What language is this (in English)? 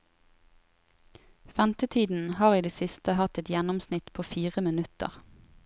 Norwegian